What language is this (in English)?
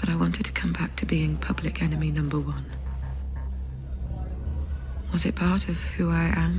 Polish